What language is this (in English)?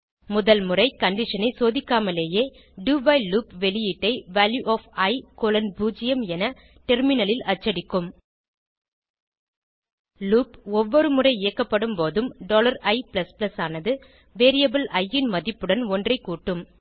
Tamil